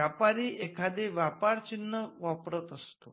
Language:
Marathi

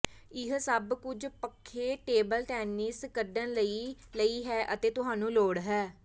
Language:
Punjabi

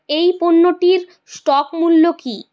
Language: Bangla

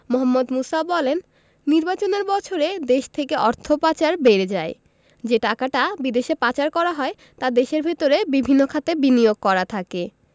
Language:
Bangla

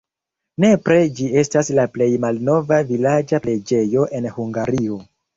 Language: Esperanto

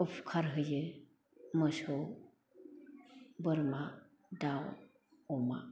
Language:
Bodo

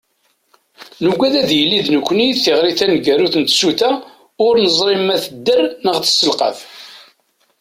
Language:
Kabyle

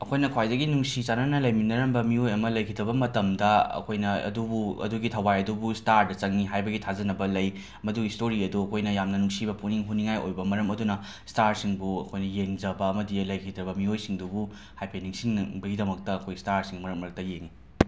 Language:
Manipuri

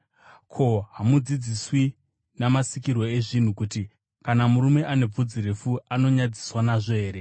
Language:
Shona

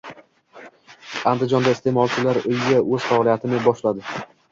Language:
Uzbek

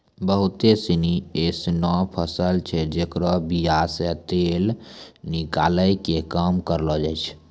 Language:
Maithili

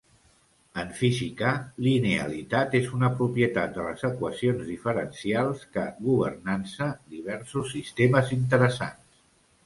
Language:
Catalan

